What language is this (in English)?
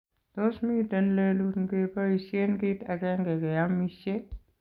Kalenjin